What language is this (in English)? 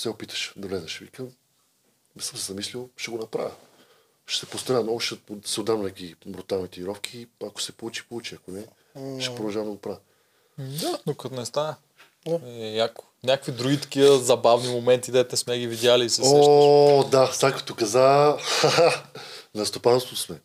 Bulgarian